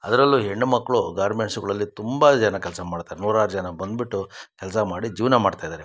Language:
Kannada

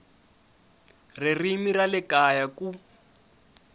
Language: Tsonga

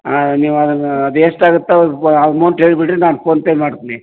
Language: Kannada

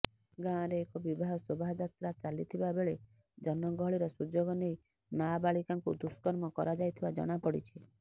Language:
Odia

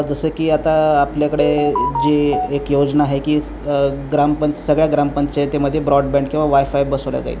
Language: Marathi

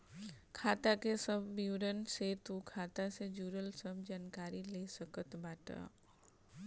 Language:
Bhojpuri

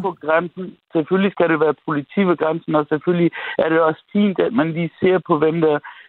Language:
Danish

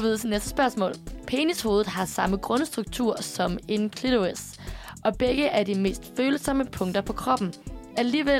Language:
Danish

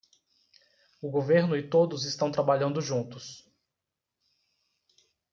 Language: Portuguese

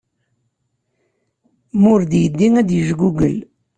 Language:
Kabyle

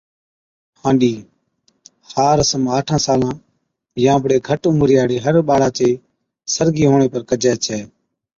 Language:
Od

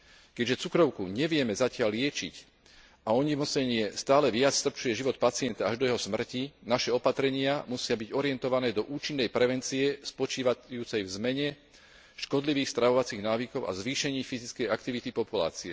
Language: Slovak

